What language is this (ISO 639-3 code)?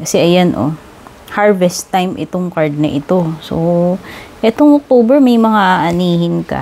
fil